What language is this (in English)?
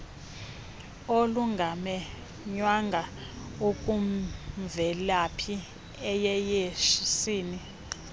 Xhosa